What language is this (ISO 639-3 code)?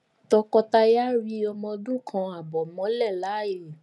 yor